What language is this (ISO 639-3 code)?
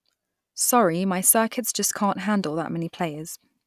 eng